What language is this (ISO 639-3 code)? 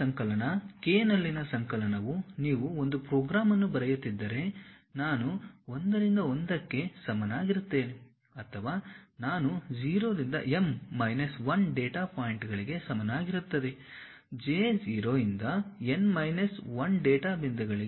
kan